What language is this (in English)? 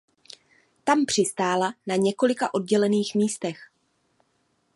Czech